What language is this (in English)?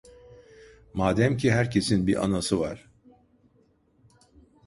Turkish